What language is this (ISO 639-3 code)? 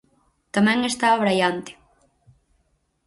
glg